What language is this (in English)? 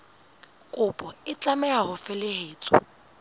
Southern Sotho